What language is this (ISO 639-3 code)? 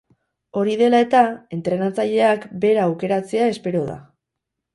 eus